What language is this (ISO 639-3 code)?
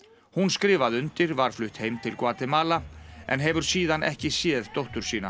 isl